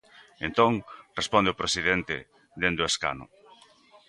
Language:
Galician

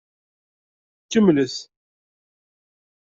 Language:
Kabyle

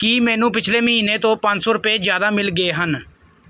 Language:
Punjabi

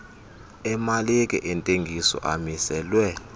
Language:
Xhosa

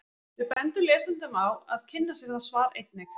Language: Icelandic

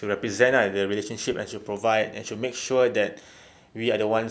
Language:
English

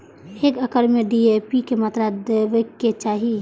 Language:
Maithili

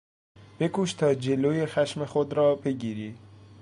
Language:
Persian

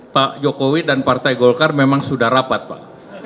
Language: Indonesian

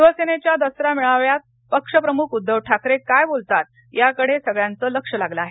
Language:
Marathi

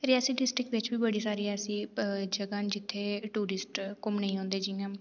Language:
Dogri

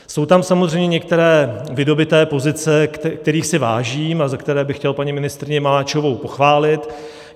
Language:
Czech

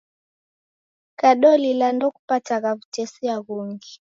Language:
Taita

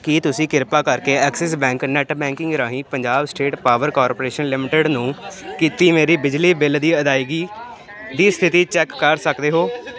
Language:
Punjabi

